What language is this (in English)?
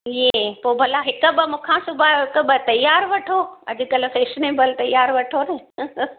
Sindhi